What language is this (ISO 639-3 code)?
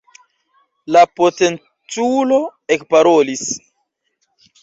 epo